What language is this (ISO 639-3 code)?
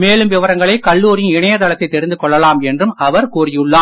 tam